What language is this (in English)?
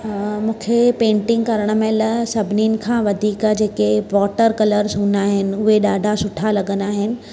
Sindhi